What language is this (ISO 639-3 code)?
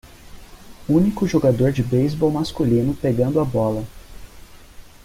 por